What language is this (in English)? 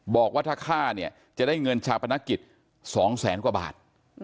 Thai